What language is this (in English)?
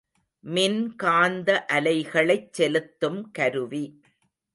Tamil